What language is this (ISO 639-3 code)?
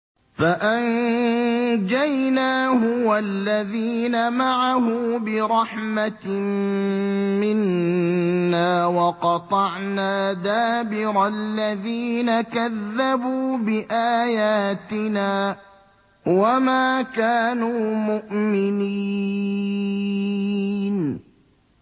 ara